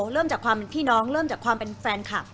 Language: Thai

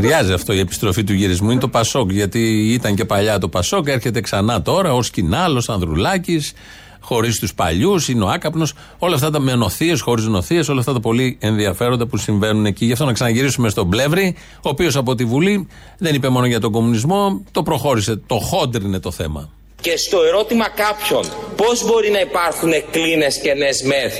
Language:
Greek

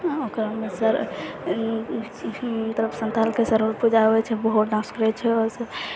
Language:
Maithili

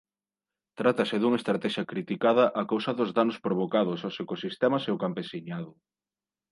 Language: Galician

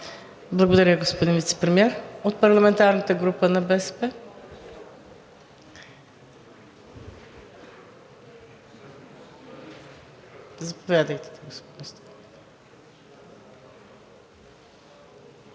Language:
Bulgarian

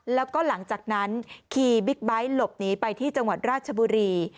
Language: Thai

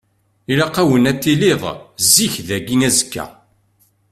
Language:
Kabyle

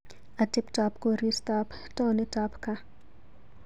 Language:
Kalenjin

